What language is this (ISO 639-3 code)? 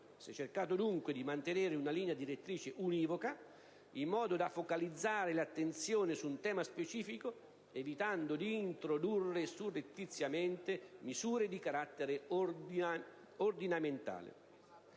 ita